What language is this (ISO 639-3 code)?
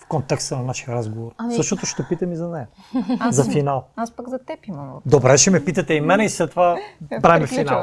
bul